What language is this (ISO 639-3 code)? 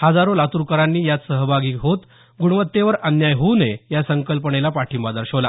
mar